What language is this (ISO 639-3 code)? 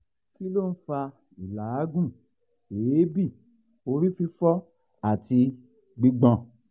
yor